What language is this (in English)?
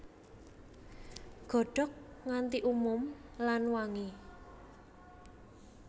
Javanese